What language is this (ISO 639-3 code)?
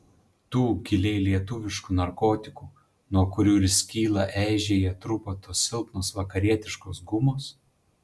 lit